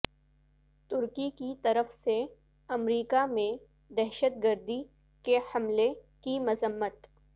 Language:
Urdu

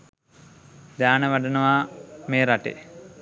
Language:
Sinhala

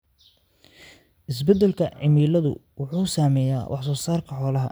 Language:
Somali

